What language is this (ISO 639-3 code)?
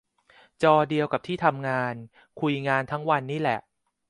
tha